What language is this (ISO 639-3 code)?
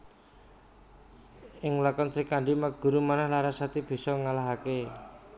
jav